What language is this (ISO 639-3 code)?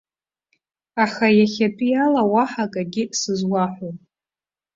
abk